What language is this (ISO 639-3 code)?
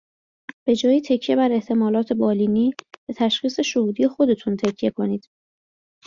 fas